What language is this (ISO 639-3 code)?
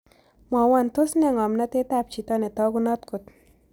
kln